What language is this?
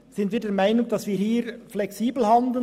Swiss German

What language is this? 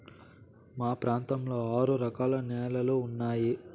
Telugu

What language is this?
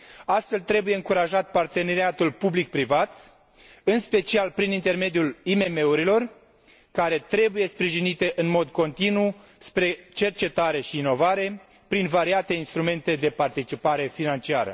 Romanian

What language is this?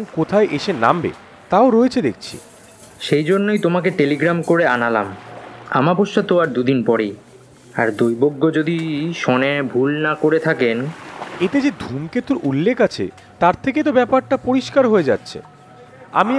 Bangla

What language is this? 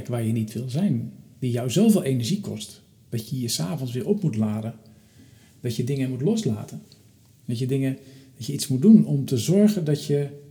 Dutch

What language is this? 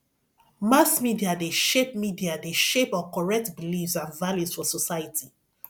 Nigerian Pidgin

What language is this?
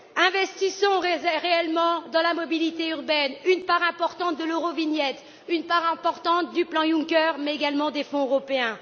French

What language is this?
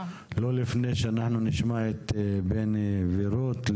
Hebrew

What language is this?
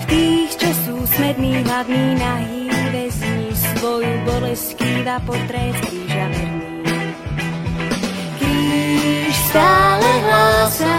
Slovak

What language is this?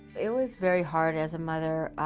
English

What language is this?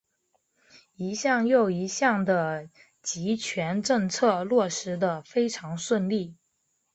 Chinese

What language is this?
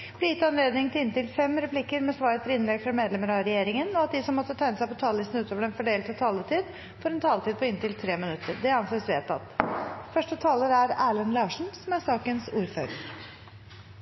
Norwegian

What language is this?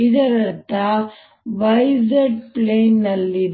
Kannada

